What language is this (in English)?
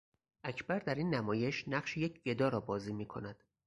Persian